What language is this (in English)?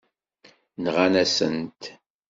Kabyle